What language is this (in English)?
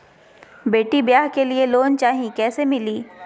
Magahi